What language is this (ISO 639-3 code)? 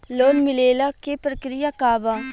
bho